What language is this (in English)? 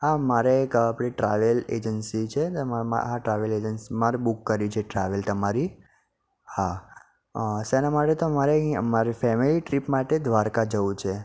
Gujarati